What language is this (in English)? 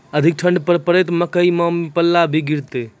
Maithili